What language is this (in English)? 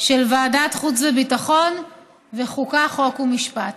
Hebrew